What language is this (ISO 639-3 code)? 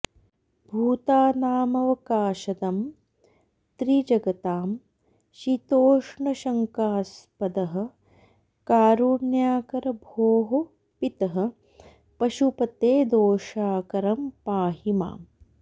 san